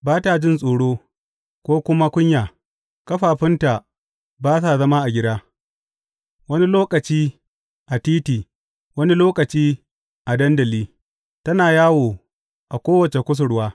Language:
Hausa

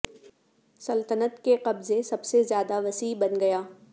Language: Urdu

